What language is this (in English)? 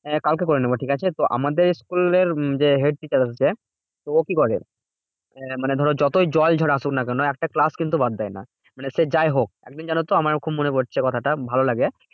Bangla